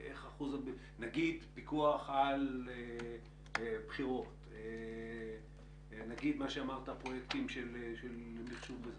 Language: Hebrew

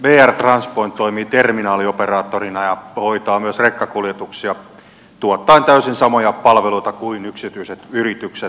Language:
Finnish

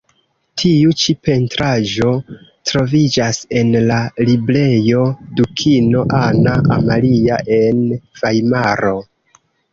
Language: Esperanto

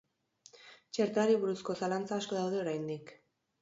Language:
Basque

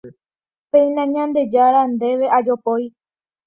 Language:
Guarani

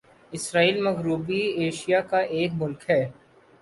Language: Urdu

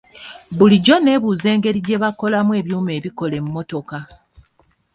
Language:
Ganda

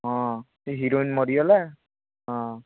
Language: Odia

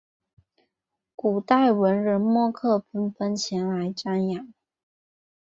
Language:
Chinese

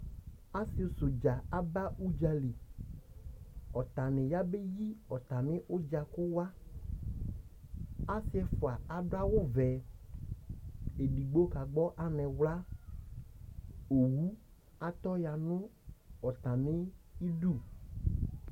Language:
Ikposo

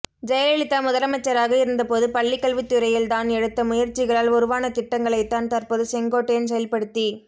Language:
Tamil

